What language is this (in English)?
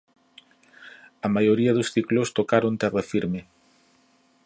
Galician